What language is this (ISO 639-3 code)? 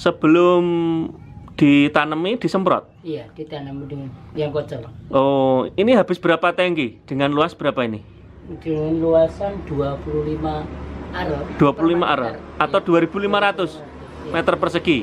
ind